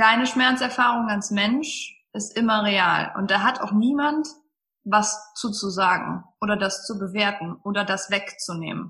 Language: German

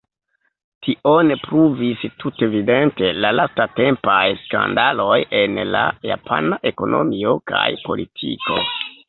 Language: Esperanto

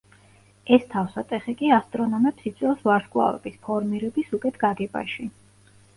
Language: Georgian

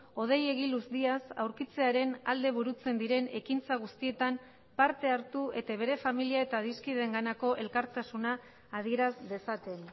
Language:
Basque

